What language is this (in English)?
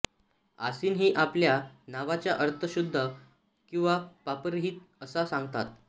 Marathi